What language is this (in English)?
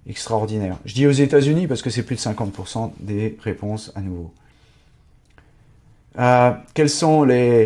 French